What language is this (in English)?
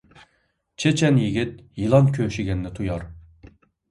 Uyghur